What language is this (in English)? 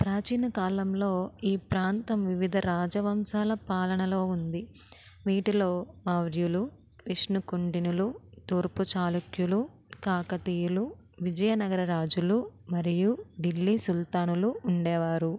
Telugu